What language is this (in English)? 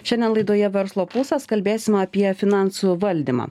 Lithuanian